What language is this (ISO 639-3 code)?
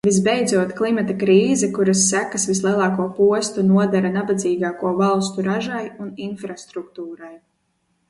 lav